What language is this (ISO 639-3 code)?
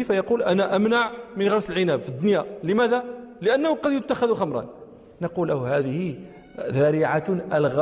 ara